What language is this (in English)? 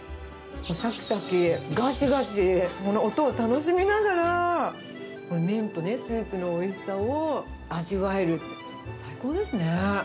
Japanese